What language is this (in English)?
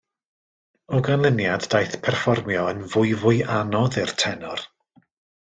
Welsh